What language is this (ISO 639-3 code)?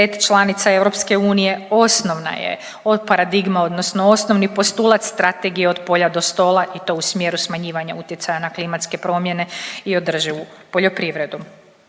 hrv